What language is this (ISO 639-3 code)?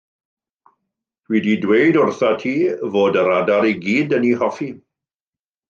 cym